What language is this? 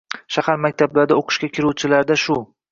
Uzbek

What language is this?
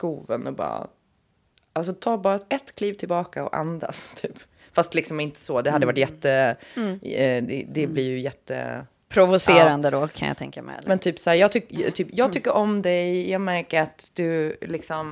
Swedish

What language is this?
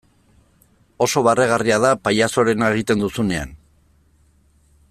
Basque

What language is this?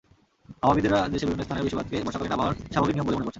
Bangla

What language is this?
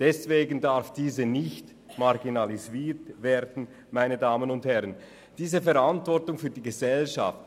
Swiss German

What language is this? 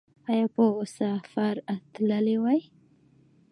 Pashto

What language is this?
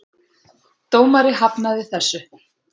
Icelandic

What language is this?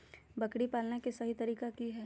Magahi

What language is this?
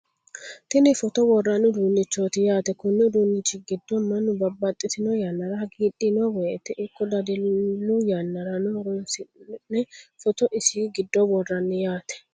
Sidamo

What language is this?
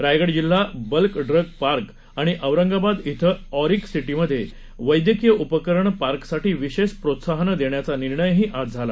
Marathi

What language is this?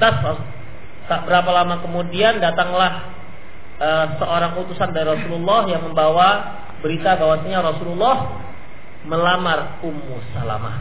Indonesian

